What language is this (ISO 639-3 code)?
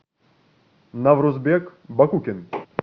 rus